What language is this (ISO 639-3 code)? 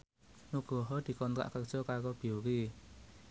jav